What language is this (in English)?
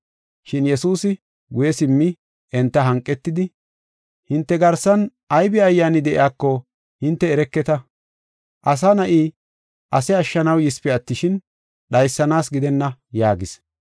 Gofa